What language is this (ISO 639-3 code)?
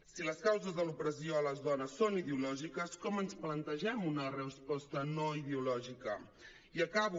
cat